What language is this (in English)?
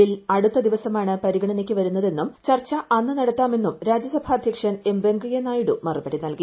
Malayalam